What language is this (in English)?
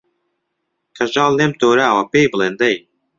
Central Kurdish